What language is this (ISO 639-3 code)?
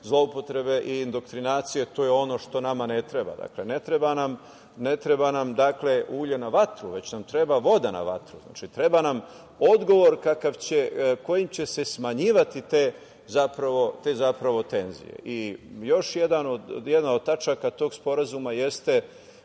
srp